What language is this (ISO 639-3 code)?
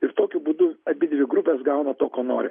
lit